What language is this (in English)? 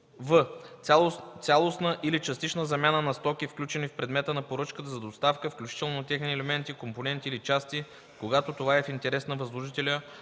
Bulgarian